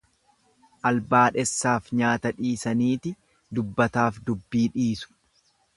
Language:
Oromo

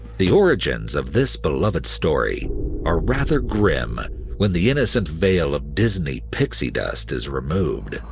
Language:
English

